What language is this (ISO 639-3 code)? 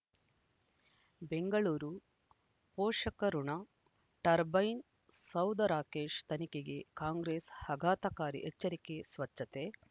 kan